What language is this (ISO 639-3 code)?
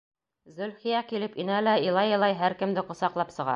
bak